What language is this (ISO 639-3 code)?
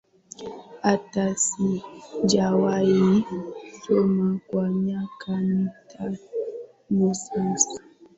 swa